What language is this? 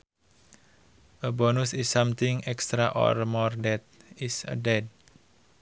Sundanese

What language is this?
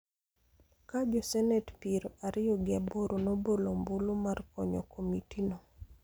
Luo (Kenya and Tanzania)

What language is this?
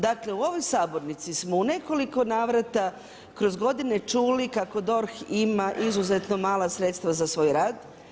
Croatian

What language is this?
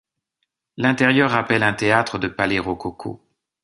French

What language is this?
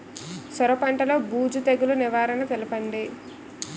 Telugu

